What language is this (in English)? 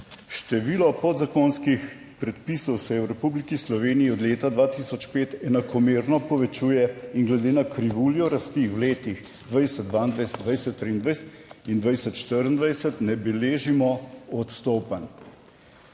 Slovenian